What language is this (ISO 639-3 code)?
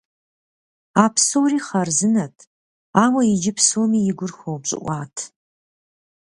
kbd